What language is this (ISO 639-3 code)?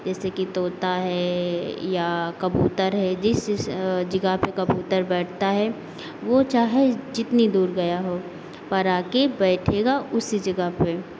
hin